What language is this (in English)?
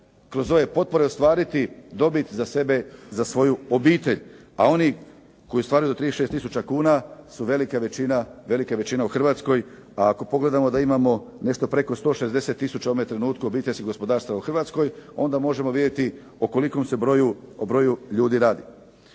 Croatian